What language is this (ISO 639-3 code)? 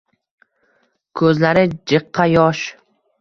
uzb